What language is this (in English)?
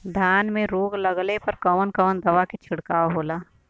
Bhojpuri